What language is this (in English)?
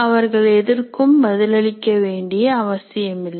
Tamil